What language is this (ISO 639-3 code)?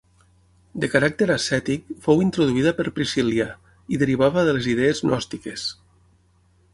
cat